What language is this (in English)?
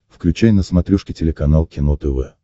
Russian